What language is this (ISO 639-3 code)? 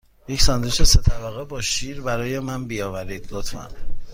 fas